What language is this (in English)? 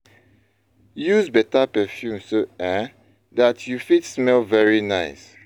Nigerian Pidgin